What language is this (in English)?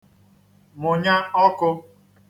Igbo